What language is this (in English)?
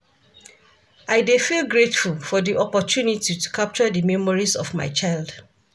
Nigerian Pidgin